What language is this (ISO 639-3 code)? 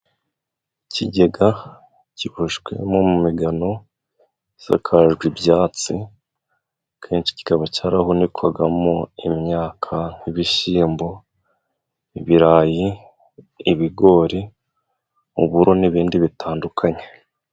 kin